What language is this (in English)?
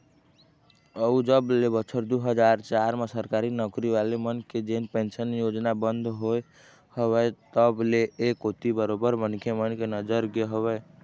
Chhattisgarhi